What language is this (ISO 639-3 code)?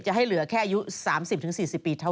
tha